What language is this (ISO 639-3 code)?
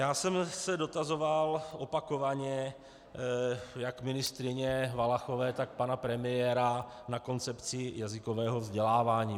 ces